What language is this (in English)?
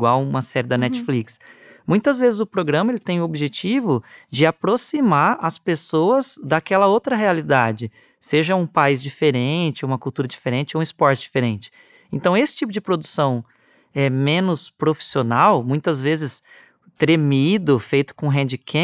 Portuguese